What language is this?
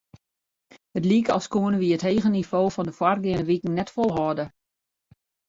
Western Frisian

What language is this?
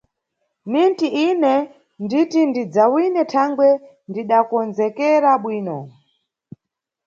Nyungwe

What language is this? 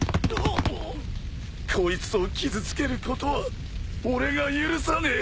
Japanese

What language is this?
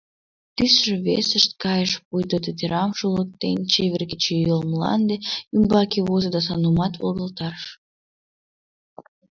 Mari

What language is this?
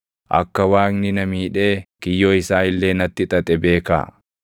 Oromo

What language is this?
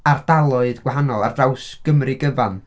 Welsh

